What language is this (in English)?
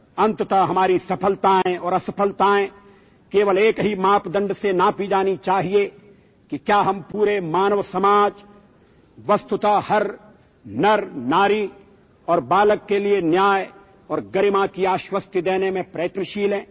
Urdu